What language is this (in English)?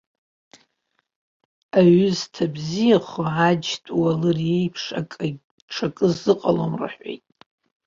Abkhazian